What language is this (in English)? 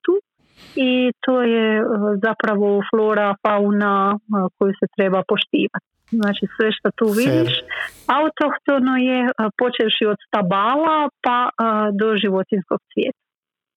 Croatian